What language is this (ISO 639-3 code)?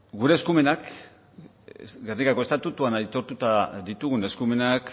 eus